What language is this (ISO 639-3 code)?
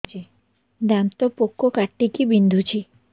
ori